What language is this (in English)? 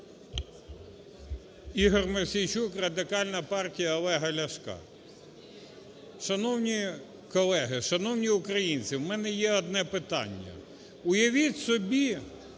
Ukrainian